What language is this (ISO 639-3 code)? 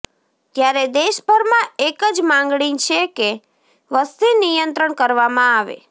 guj